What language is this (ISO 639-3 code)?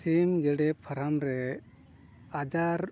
sat